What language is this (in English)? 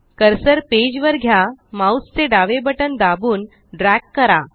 Marathi